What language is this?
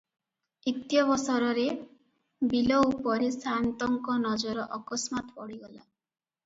Odia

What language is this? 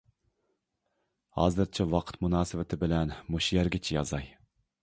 Uyghur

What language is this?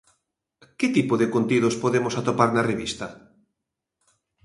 Galician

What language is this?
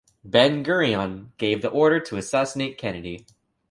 English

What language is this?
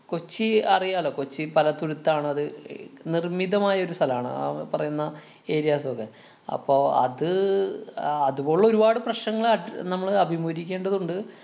Malayalam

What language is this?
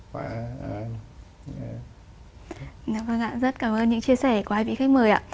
Vietnamese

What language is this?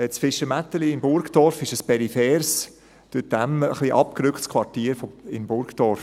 Swiss German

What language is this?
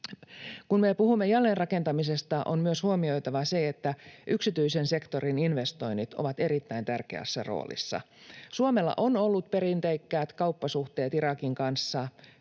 Finnish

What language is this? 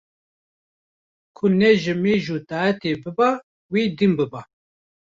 Kurdish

